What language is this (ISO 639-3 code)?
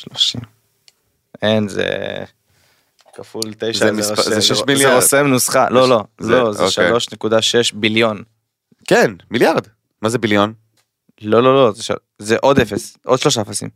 heb